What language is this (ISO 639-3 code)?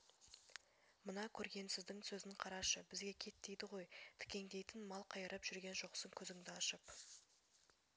kaz